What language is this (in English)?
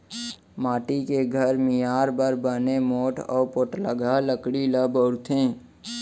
Chhattisgarhi